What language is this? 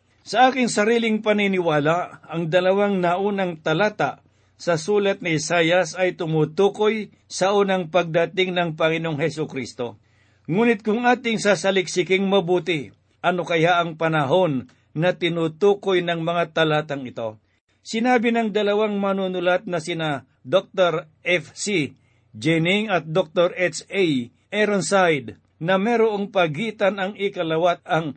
Filipino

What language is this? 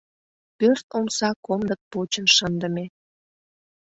Mari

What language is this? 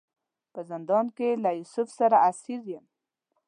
Pashto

